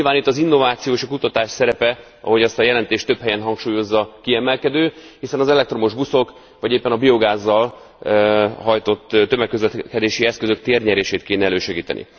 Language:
Hungarian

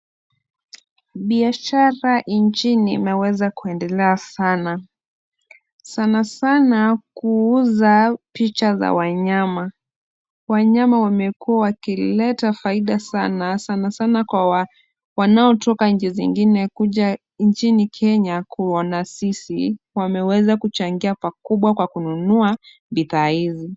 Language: Swahili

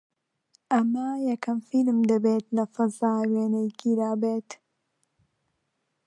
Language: Central Kurdish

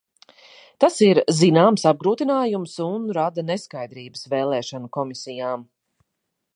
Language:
Latvian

